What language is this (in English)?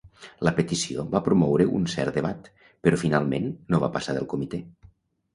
Catalan